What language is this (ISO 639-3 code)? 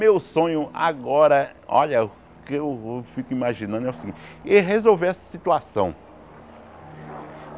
por